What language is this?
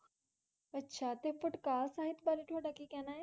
Punjabi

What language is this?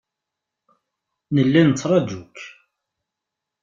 Kabyle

